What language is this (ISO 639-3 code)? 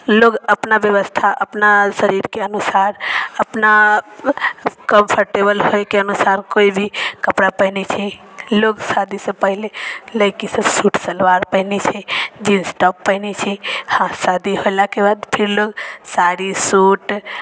mai